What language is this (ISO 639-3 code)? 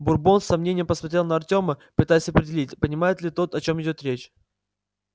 rus